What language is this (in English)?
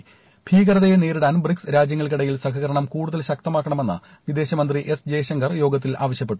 Malayalam